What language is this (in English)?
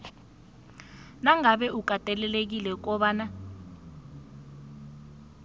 South Ndebele